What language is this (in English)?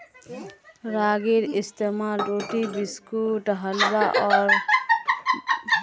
Magahi